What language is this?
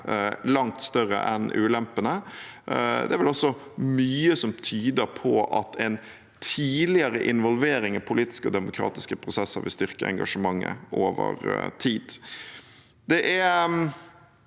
Norwegian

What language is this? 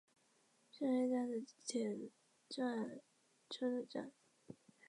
Chinese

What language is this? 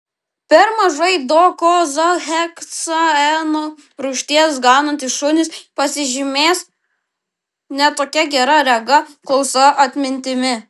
Lithuanian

